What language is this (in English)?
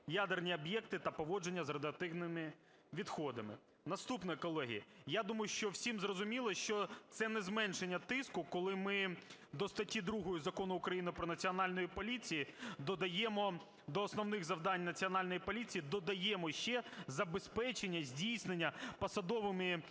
Ukrainian